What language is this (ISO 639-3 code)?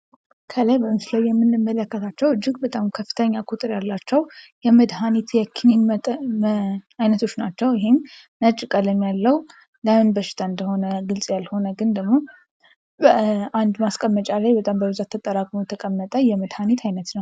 amh